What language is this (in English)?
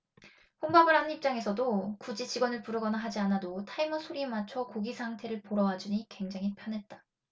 Korean